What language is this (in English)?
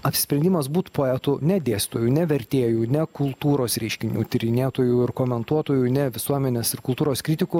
Lithuanian